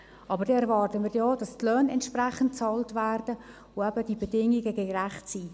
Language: Swiss German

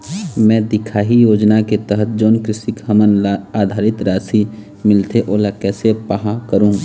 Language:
Chhattisgarhi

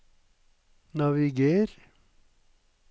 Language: Norwegian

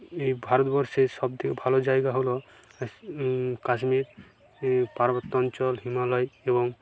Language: Bangla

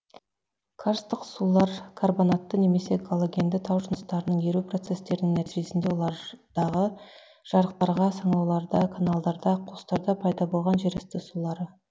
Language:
Kazakh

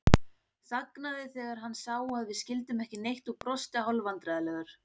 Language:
Icelandic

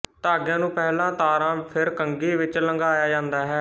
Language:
Punjabi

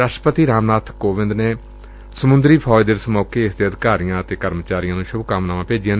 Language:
Punjabi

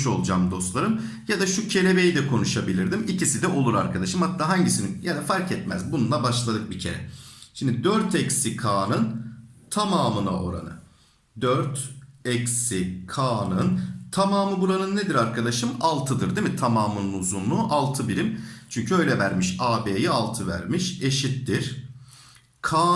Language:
Turkish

